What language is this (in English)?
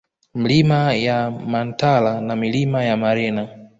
Swahili